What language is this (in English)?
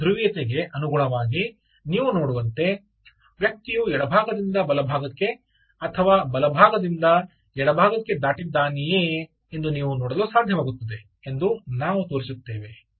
Kannada